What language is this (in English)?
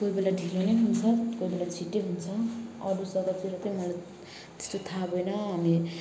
Nepali